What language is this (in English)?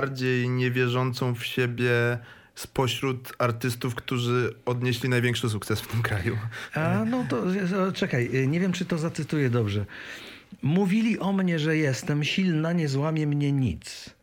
Polish